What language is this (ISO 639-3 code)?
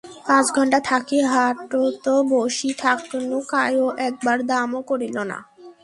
ben